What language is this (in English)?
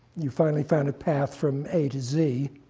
English